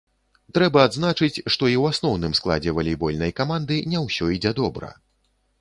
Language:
Belarusian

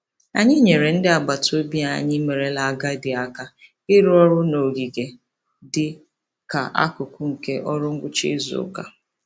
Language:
Igbo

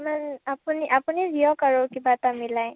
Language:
Assamese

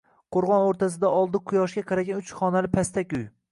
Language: Uzbek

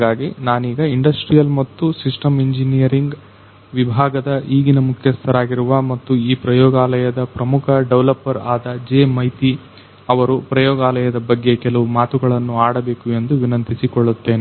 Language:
Kannada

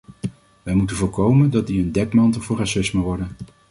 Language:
Dutch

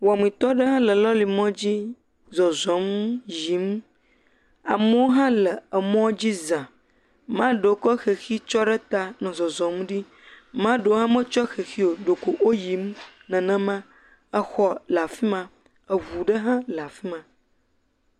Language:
Ewe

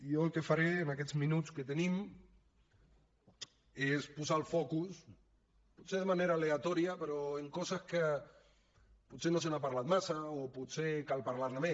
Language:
Catalan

